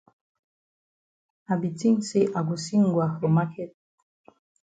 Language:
Cameroon Pidgin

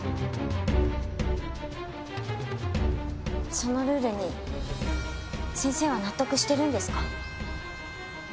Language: Japanese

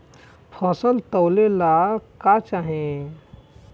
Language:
Bhojpuri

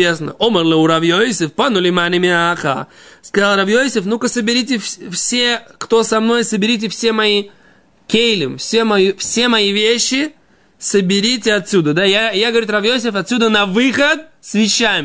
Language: Russian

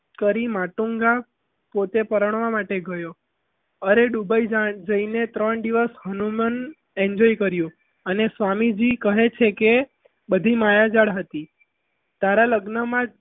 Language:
Gujarati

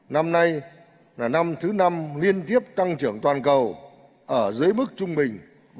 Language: Vietnamese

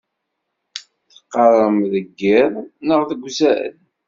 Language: Kabyle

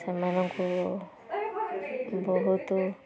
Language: Odia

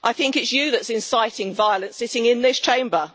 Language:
English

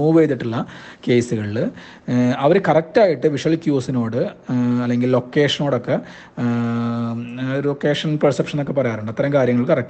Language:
Malayalam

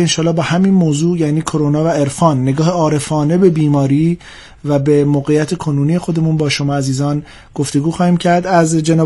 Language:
Persian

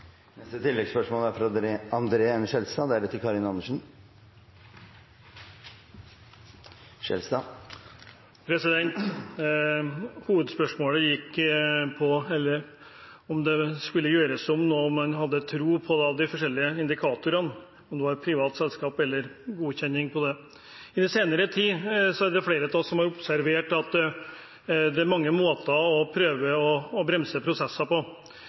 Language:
Norwegian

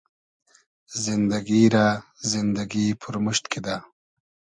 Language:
Hazaragi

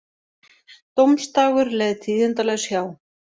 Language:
Icelandic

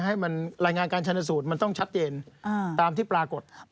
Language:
Thai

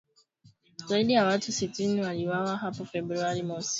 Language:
Swahili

